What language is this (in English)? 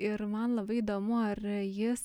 Lithuanian